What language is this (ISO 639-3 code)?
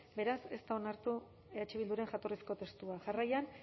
eus